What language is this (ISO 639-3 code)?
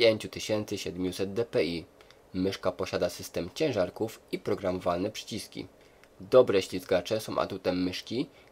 pol